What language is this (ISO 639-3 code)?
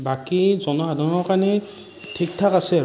asm